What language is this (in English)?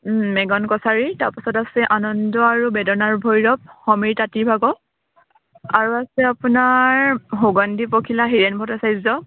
Assamese